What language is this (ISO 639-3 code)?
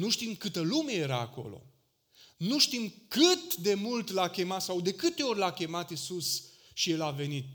ron